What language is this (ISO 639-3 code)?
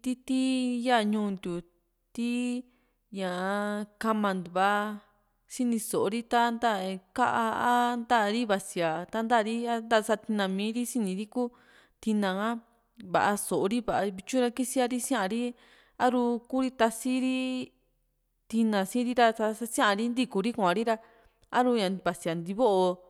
vmc